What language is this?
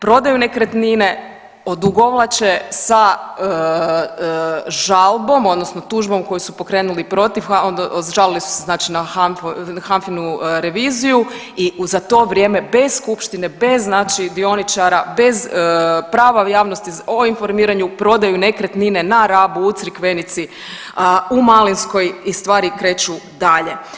Croatian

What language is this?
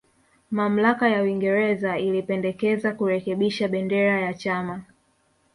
Swahili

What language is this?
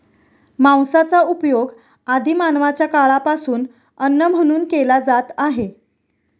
Marathi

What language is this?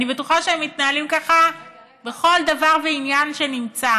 Hebrew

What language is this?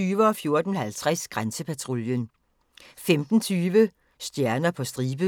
Danish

